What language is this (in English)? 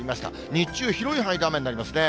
Japanese